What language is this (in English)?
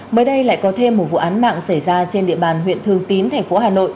Vietnamese